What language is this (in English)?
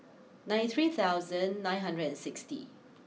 English